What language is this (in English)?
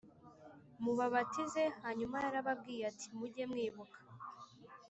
Kinyarwanda